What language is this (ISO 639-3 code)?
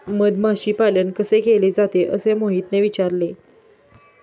mar